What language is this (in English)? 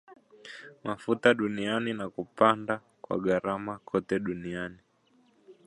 Swahili